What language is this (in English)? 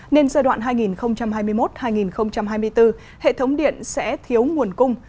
Vietnamese